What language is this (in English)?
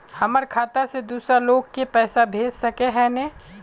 Magahi